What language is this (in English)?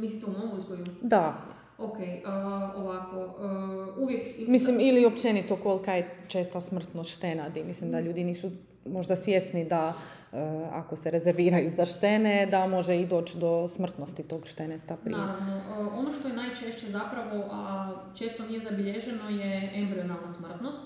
Croatian